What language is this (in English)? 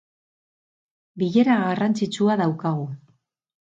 Basque